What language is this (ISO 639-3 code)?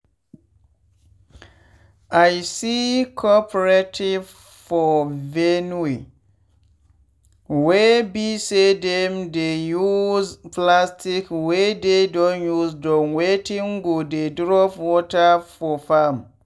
pcm